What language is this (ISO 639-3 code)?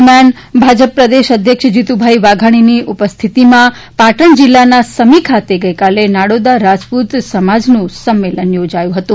guj